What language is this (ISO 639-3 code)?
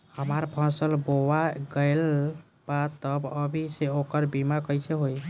bho